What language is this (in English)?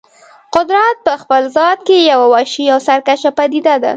Pashto